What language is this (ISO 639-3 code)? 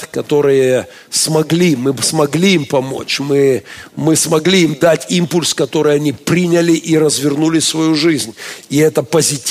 rus